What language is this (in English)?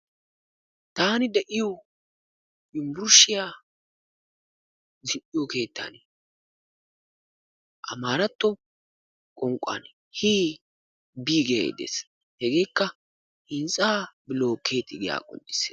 Wolaytta